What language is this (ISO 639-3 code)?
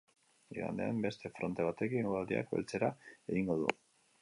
eus